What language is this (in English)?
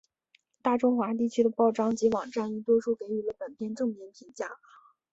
Chinese